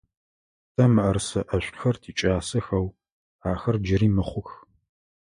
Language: Adyghe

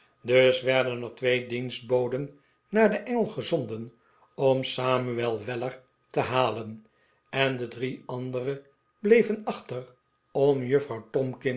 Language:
Dutch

